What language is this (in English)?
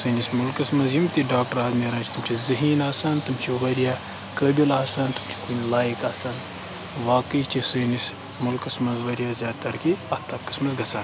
Kashmiri